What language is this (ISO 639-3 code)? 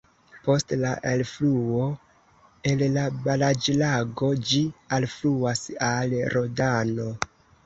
epo